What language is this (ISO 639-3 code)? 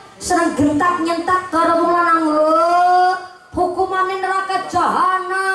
ind